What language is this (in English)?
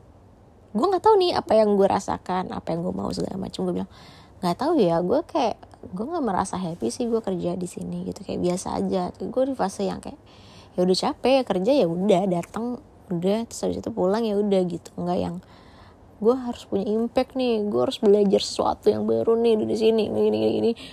Indonesian